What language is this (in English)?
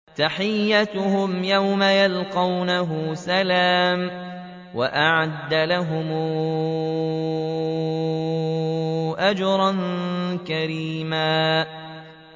Arabic